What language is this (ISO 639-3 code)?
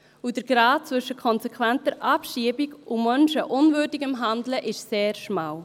gsw